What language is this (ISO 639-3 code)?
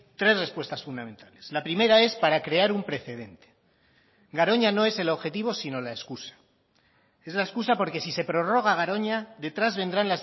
spa